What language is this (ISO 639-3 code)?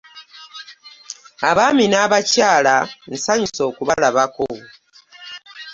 lug